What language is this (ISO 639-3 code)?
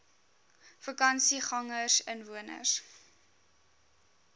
afr